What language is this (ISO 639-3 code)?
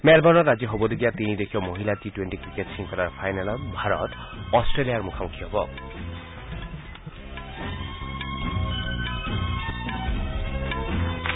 asm